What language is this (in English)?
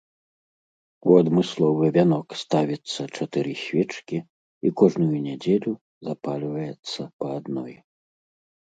Belarusian